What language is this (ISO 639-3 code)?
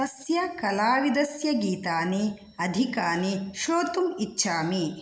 san